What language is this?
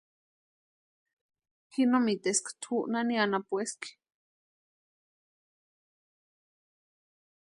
Western Highland Purepecha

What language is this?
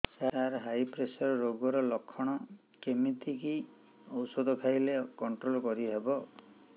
Odia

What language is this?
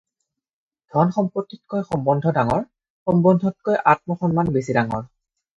Assamese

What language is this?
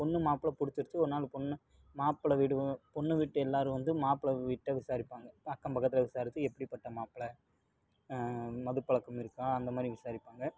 Tamil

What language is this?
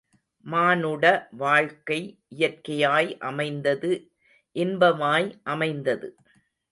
Tamil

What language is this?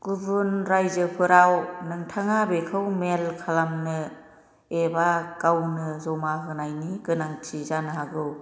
Bodo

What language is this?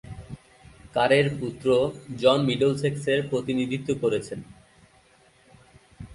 Bangla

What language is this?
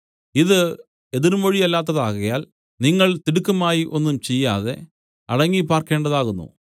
Malayalam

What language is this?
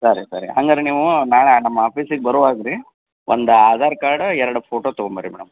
Kannada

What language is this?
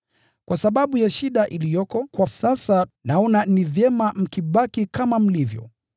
Swahili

